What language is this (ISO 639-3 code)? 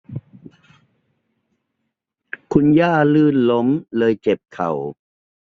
tha